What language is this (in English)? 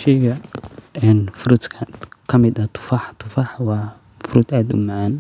Somali